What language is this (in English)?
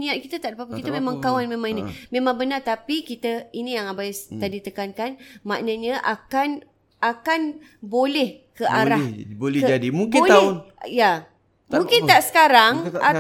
Malay